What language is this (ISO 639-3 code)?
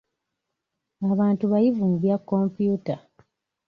lug